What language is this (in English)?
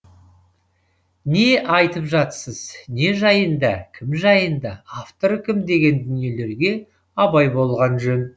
Kazakh